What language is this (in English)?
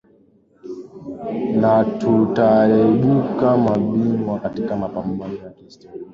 Swahili